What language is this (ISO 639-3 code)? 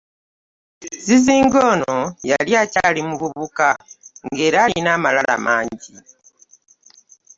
lug